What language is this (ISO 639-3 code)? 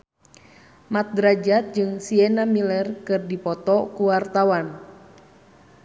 sun